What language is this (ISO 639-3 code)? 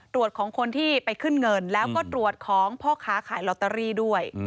tha